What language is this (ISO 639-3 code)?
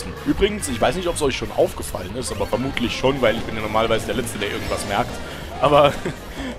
deu